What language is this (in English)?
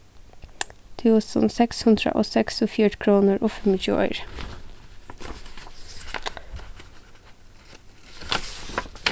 Faroese